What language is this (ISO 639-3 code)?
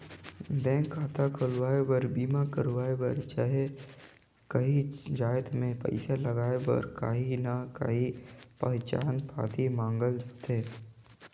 hne